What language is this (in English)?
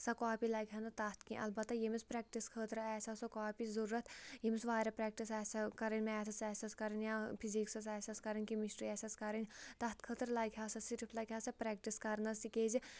Kashmiri